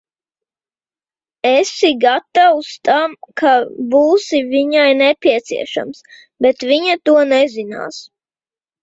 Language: Latvian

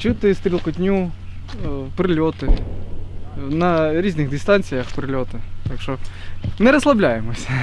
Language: Ukrainian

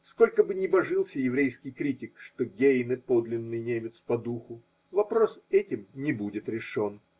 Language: Russian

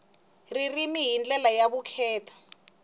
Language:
Tsonga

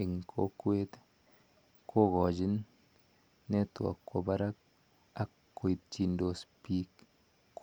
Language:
Kalenjin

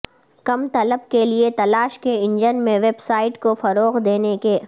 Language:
Urdu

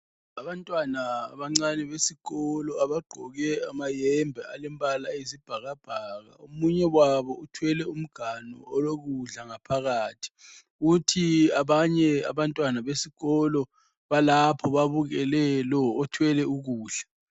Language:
North Ndebele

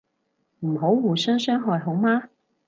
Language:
Cantonese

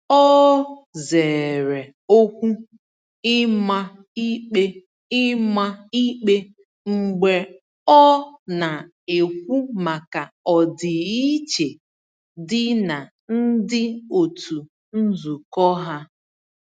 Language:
Igbo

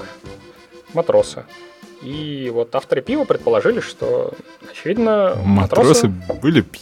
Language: Russian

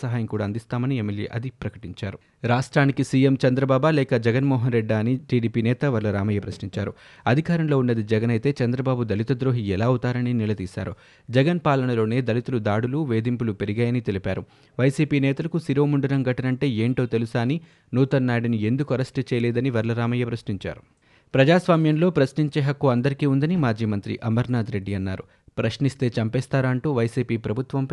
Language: Telugu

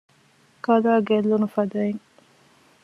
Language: Divehi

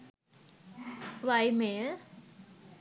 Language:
Sinhala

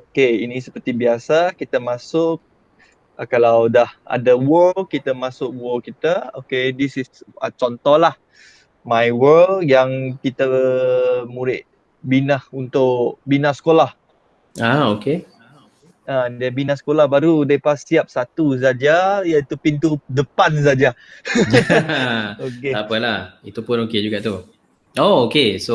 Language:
Malay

